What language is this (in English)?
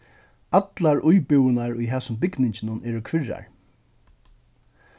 Faroese